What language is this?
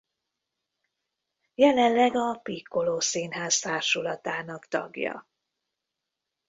Hungarian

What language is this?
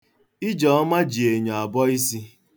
Igbo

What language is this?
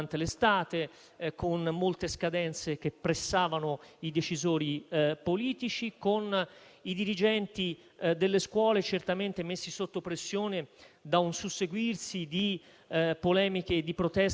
Italian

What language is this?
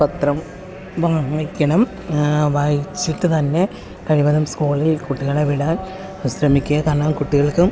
Malayalam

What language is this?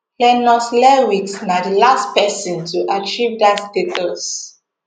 Nigerian Pidgin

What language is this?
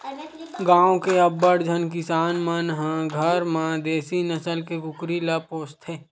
Chhattisgarhi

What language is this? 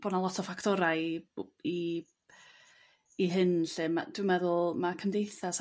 Welsh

